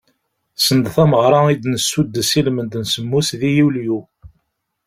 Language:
Kabyle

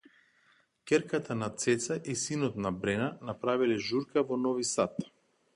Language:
Macedonian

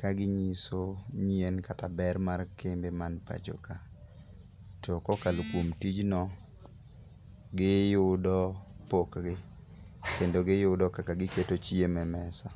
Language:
Luo (Kenya and Tanzania)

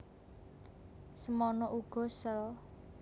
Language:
Javanese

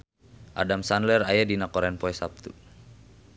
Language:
Sundanese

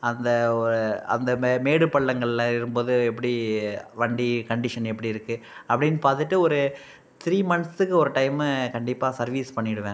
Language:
Tamil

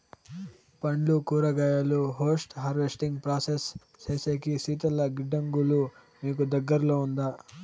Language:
Telugu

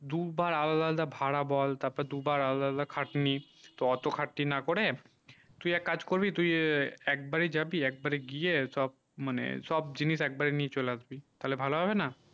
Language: Bangla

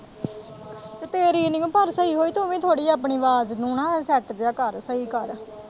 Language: Punjabi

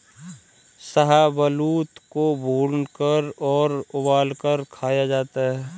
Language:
Hindi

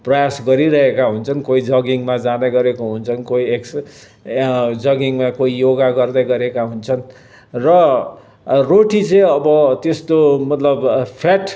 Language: Nepali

